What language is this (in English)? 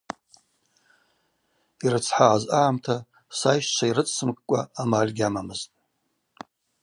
Abaza